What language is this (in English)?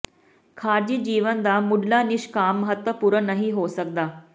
Punjabi